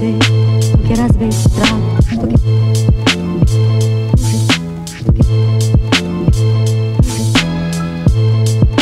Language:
Dutch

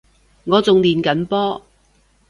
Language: Cantonese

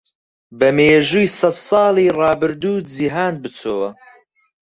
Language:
Central Kurdish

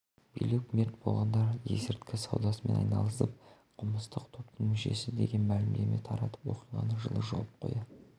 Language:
Kazakh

